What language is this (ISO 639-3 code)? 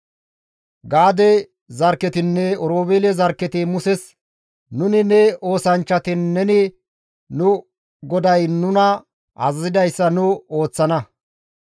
gmv